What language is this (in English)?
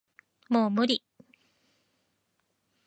Japanese